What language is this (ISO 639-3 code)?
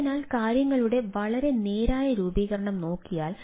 mal